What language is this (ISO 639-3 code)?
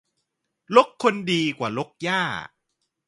tha